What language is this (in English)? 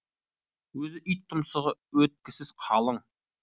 Kazakh